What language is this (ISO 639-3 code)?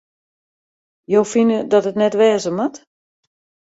fry